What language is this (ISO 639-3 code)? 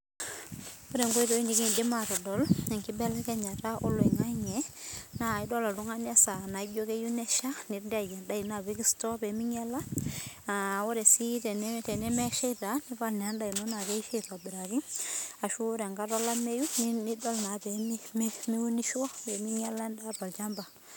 mas